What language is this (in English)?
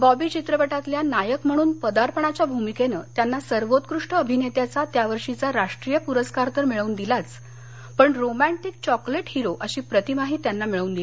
Marathi